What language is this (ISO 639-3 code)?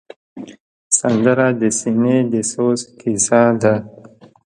pus